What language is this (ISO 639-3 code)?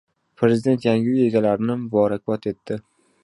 uzb